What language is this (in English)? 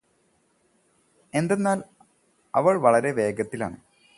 Malayalam